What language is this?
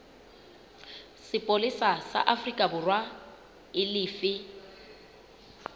Southern Sotho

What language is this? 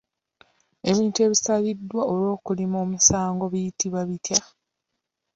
Ganda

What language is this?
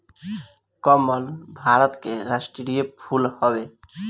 Bhojpuri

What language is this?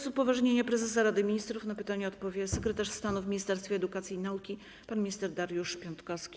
Polish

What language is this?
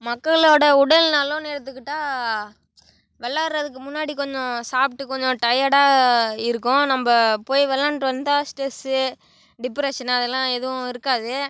Tamil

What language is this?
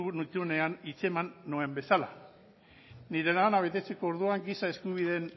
Basque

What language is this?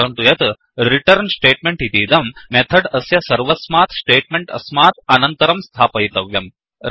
Sanskrit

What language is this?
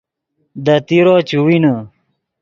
Yidgha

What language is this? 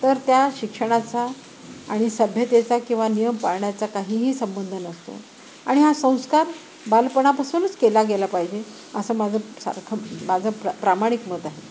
Marathi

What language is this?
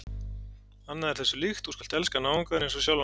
Icelandic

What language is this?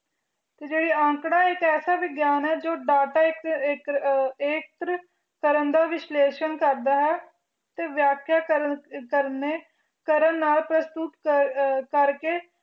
Punjabi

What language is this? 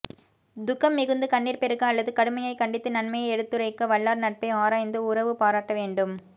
Tamil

